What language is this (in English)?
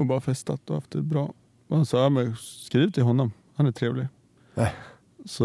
Swedish